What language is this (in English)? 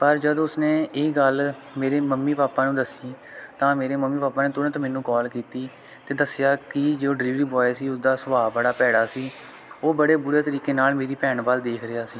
Punjabi